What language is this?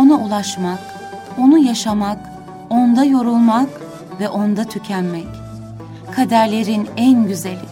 Turkish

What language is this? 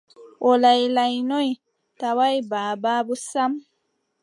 Adamawa Fulfulde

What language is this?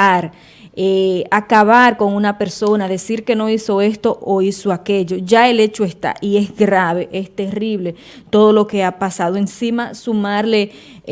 Spanish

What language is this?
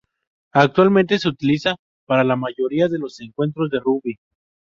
Spanish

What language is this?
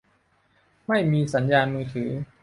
Thai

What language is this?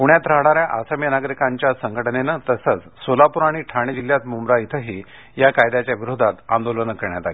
Marathi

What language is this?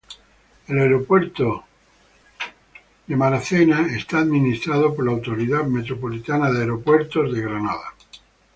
Spanish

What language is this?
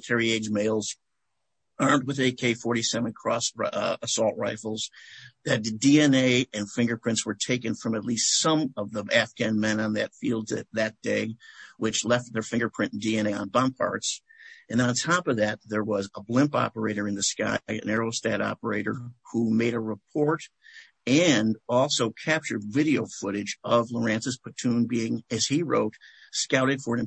English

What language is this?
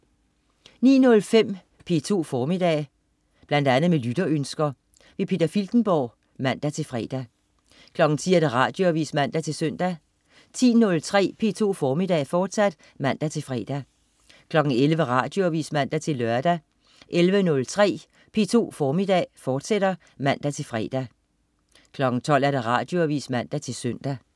Danish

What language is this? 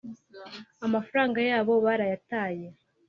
Kinyarwanda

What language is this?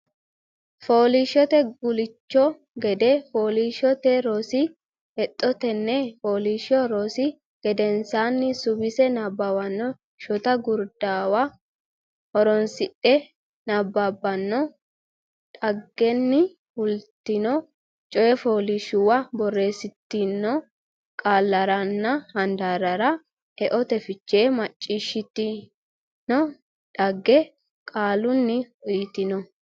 Sidamo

